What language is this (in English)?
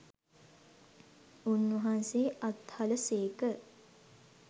Sinhala